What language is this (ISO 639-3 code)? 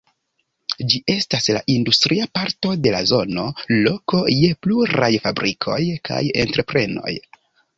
epo